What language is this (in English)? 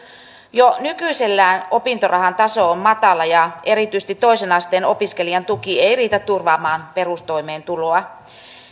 Finnish